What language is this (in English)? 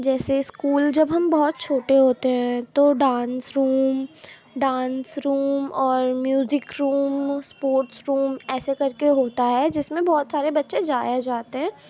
Urdu